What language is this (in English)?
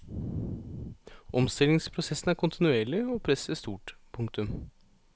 Norwegian